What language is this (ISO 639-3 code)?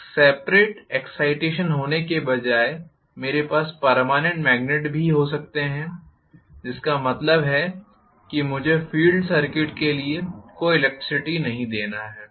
hin